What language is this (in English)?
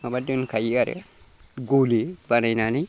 Bodo